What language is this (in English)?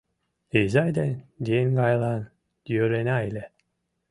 Mari